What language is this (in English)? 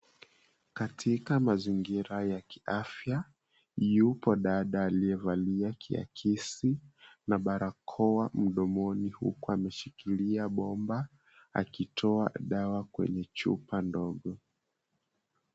Swahili